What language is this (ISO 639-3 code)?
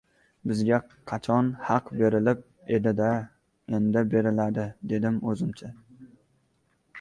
uzb